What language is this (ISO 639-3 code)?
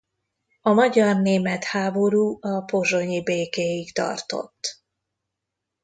hun